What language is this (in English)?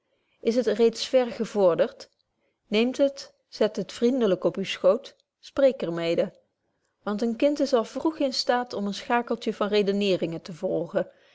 Dutch